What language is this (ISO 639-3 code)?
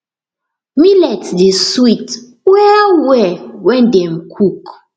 pcm